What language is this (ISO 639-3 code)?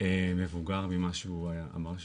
heb